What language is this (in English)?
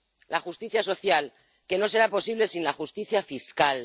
Spanish